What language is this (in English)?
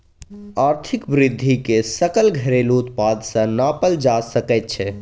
Maithili